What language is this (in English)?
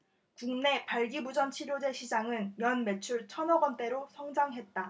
Korean